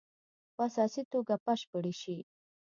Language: Pashto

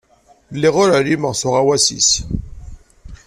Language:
Kabyle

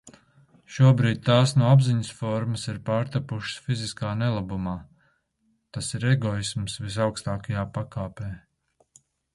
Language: Latvian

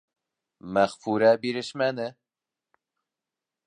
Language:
Bashkir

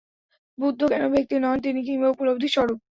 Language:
Bangla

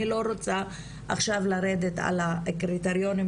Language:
Hebrew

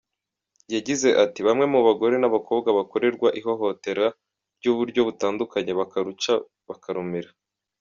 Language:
Kinyarwanda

